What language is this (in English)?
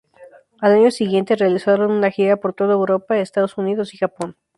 Spanish